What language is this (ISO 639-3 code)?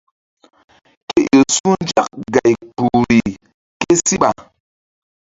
mdd